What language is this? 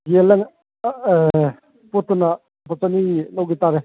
Manipuri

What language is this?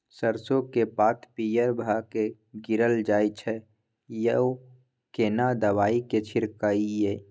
Maithili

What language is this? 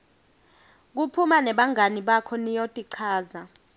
Swati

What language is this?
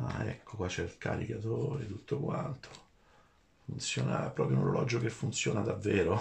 Italian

